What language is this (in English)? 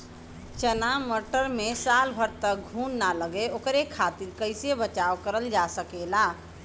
Bhojpuri